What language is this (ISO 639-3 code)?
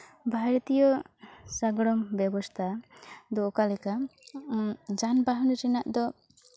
sat